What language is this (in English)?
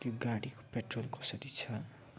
Nepali